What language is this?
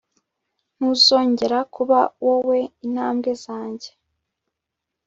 Kinyarwanda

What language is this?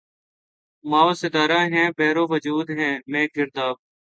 Urdu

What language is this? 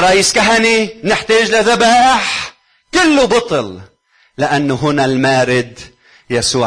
Arabic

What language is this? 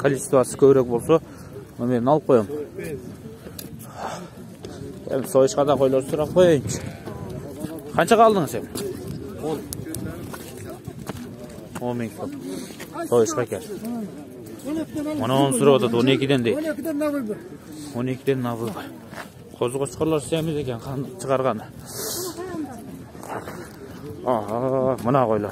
Turkish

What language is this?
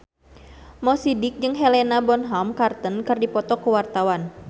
Sundanese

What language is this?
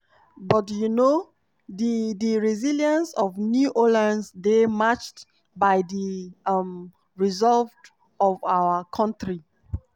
Nigerian Pidgin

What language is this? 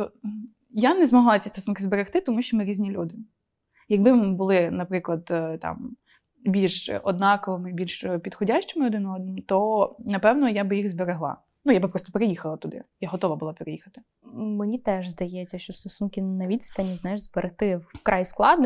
Ukrainian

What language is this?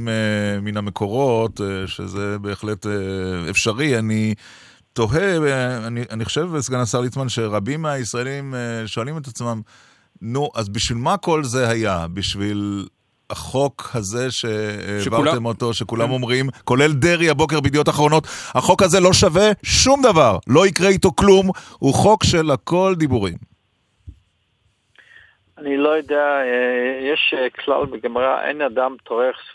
Hebrew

